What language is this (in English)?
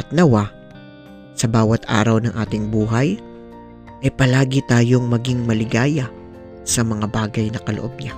Filipino